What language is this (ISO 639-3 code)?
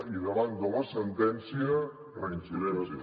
cat